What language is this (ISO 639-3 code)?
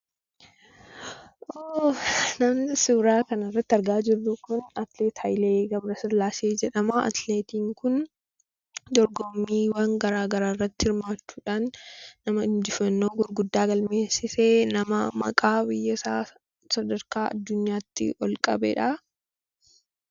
orm